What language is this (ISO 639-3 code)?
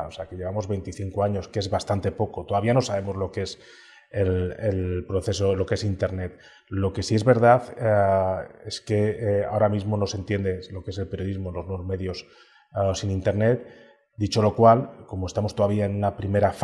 spa